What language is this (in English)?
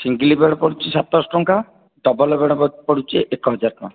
Odia